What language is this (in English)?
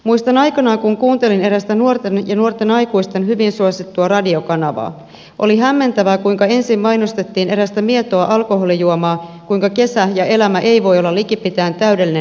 Finnish